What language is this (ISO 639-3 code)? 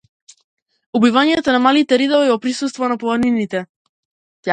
mkd